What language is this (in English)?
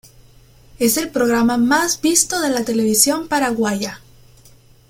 Spanish